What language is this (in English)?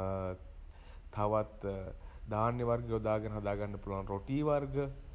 Sinhala